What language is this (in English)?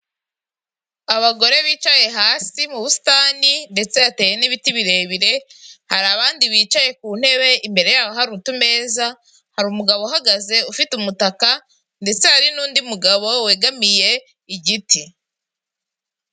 Kinyarwanda